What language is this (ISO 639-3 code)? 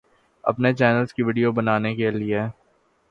urd